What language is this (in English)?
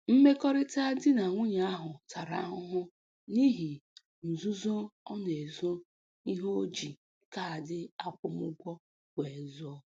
Igbo